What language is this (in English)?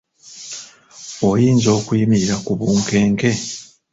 Ganda